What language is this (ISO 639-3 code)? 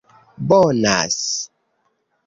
epo